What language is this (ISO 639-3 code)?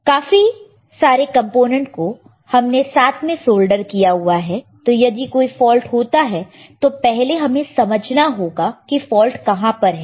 hin